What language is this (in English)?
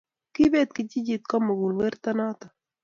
Kalenjin